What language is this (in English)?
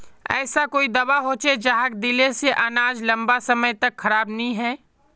Magahi